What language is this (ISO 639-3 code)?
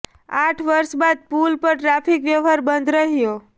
guj